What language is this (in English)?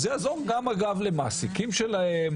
Hebrew